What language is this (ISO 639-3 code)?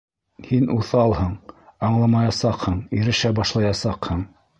bak